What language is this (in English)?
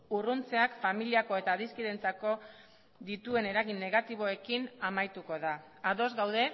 Basque